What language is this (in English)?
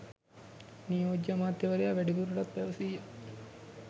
Sinhala